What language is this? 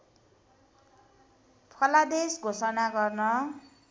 Nepali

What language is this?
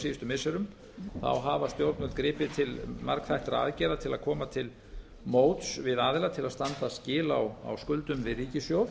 Icelandic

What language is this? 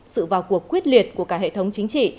Vietnamese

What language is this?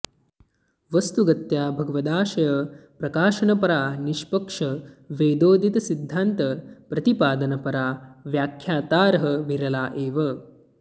Sanskrit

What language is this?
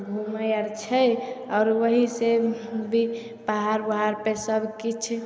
Maithili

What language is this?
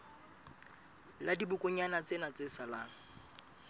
Southern Sotho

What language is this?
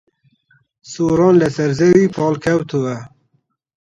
Central Kurdish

